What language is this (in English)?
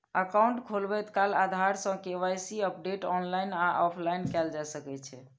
Maithili